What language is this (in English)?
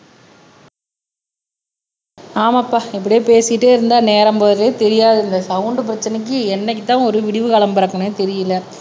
Tamil